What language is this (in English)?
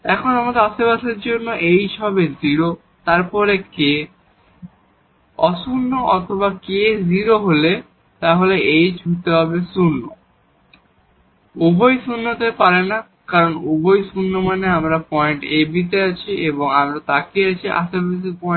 Bangla